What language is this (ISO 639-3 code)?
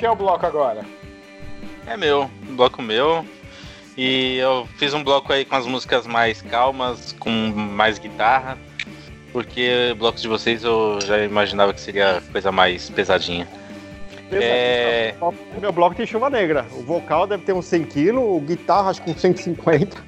por